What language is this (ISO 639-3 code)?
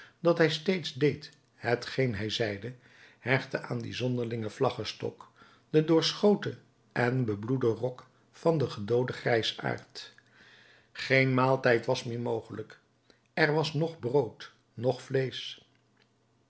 nld